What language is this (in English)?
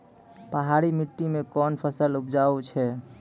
Maithili